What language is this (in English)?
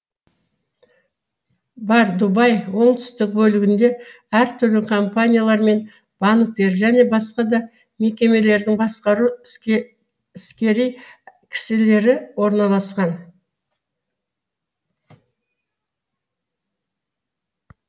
Kazakh